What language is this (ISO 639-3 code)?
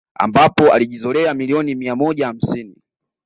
swa